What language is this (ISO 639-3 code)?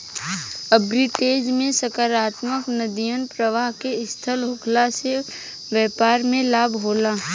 bho